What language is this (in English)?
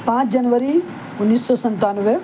Urdu